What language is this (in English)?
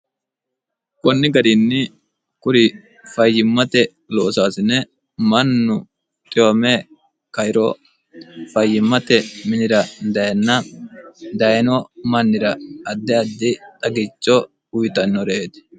Sidamo